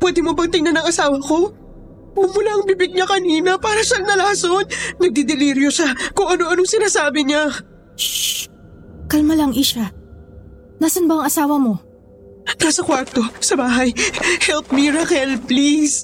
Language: Filipino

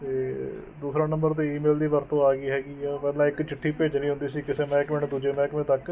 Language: Punjabi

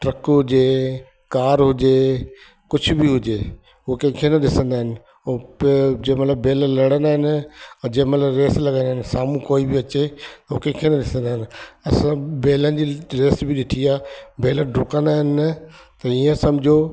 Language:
Sindhi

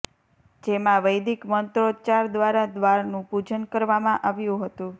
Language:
Gujarati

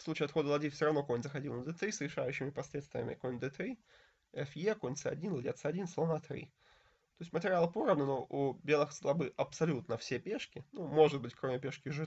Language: Russian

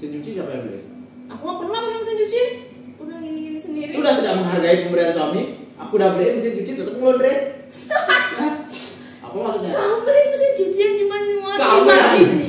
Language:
Indonesian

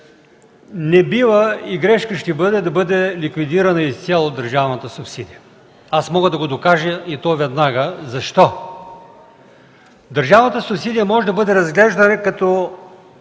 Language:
Bulgarian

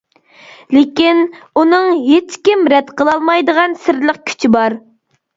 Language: Uyghur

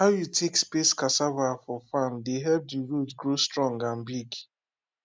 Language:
Nigerian Pidgin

